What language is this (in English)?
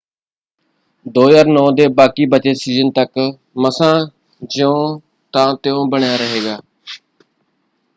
Punjabi